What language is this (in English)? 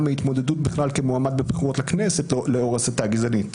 Hebrew